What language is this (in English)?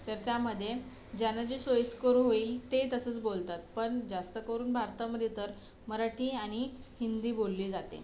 Marathi